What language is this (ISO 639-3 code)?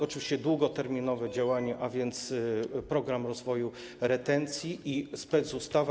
pol